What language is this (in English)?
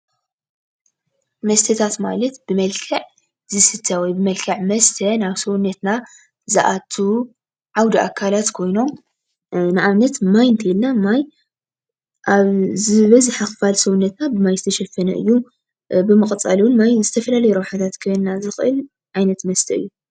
Tigrinya